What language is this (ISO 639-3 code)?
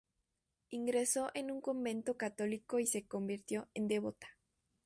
spa